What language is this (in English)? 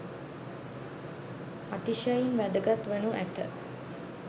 Sinhala